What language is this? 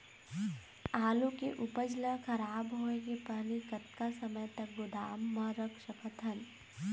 Chhattisgarhi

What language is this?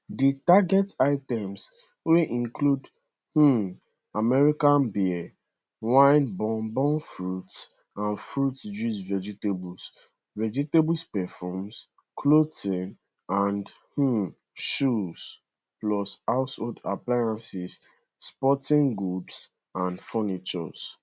Nigerian Pidgin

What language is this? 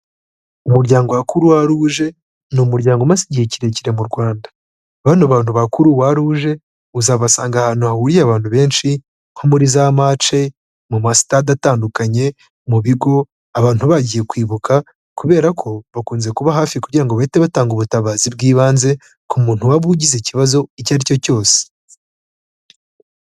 Kinyarwanda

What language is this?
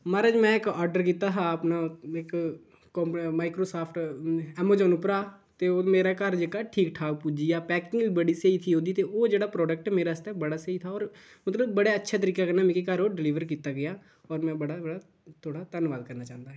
Dogri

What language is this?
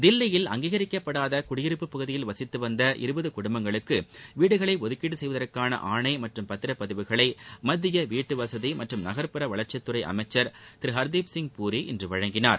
Tamil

